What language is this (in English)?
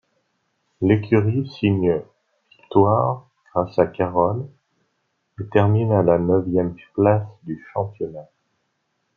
French